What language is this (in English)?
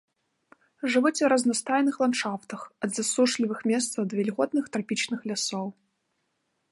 Belarusian